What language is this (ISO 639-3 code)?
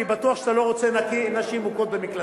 heb